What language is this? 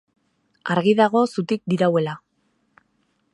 Basque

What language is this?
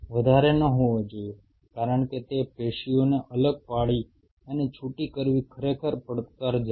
Gujarati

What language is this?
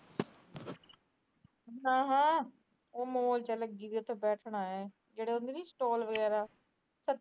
Punjabi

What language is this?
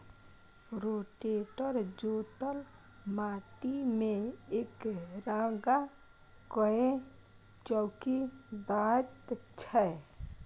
Maithili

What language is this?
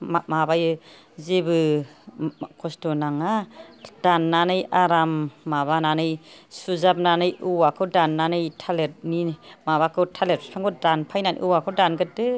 Bodo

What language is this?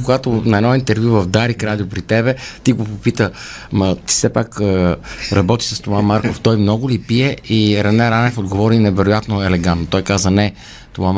Bulgarian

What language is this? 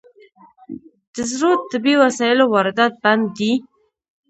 Pashto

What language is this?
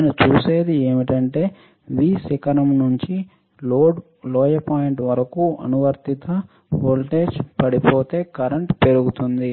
Telugu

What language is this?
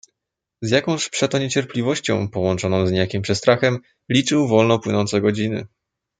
Polish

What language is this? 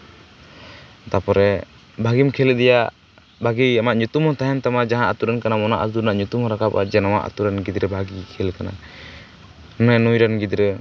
Santali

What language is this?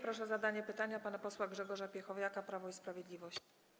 Polish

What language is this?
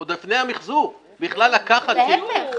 Hebrew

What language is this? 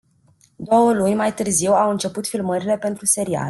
Romanian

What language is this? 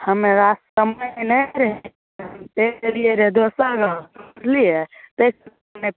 Maithili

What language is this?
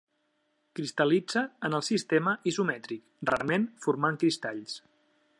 Catalan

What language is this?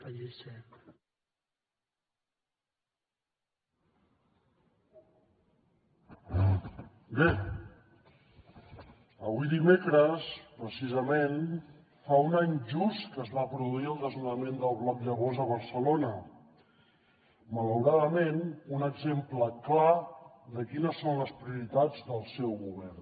Catalan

